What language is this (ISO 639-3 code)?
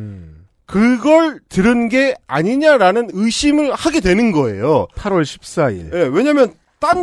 kor